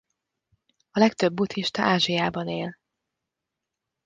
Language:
Hungarian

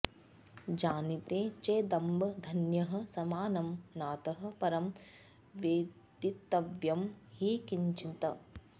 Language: Sanskrit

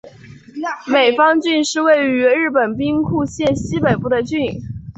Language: Chinese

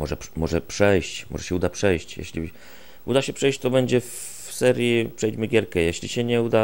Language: Polish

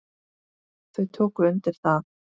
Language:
Icelandic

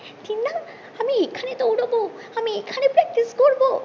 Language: Bangla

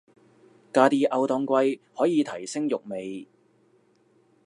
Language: Cantonese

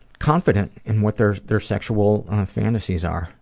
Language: English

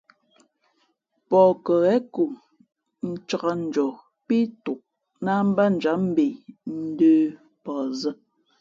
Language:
Fe'fe'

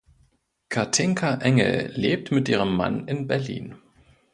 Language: German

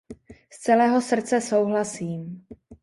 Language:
Czech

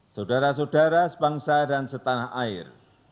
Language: Indonesian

